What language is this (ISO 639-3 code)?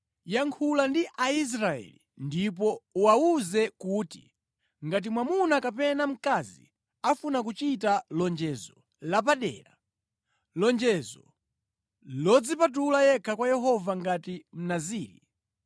nya